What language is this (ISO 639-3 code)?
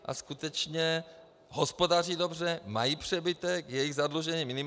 ces